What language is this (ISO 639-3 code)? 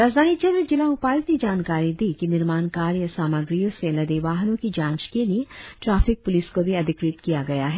hin